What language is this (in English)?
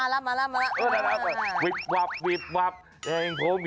Thai